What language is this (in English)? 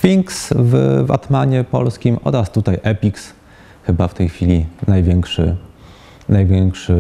Polish